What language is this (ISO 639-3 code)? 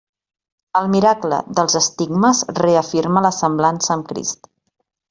cat